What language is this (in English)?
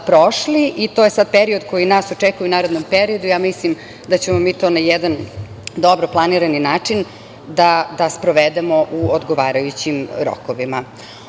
Serbian